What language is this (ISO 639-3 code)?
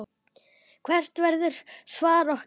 isl